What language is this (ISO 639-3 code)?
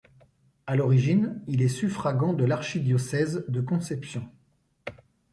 fra